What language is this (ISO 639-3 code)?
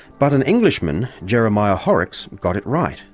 eng